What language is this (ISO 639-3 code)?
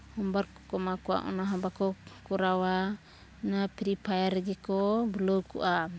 sat